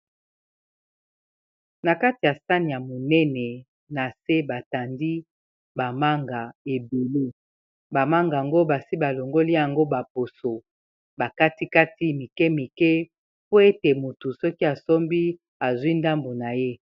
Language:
Lingala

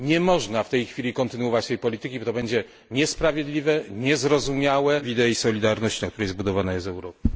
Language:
Polish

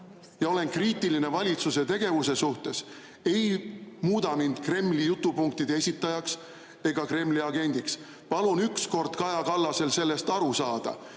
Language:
Estonian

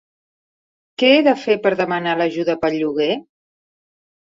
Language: Catalan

